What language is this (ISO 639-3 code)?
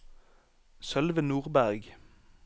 nor